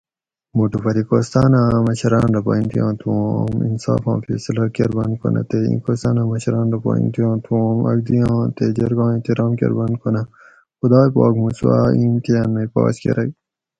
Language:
Gawri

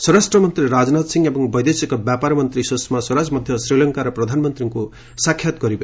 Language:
Odia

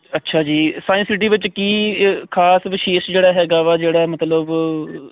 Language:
Punjabi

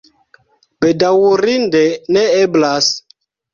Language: Esperanto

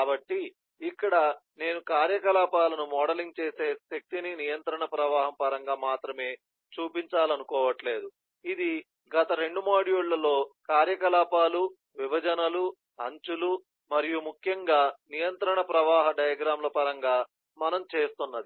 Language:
Telugu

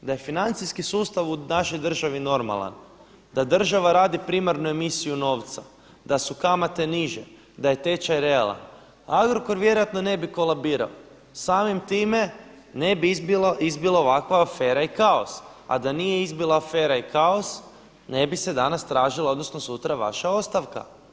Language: Croatian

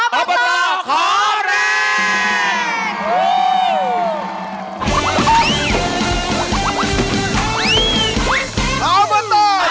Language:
Thai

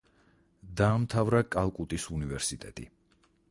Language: Georgian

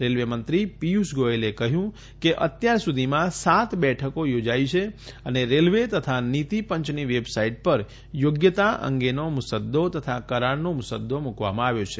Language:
Gujarati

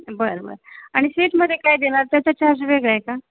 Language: Marathi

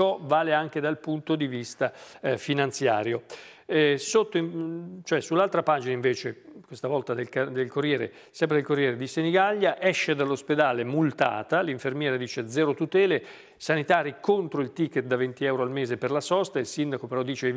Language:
Italian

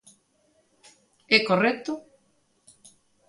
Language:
Galician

